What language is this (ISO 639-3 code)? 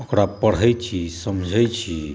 mai